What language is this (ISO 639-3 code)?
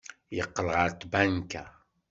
kab